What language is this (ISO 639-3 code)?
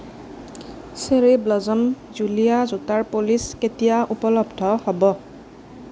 asm